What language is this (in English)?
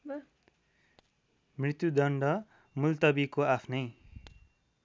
Nepali